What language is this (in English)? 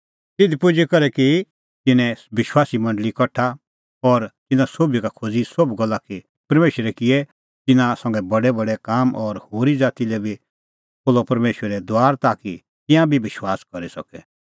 Kullu Pahari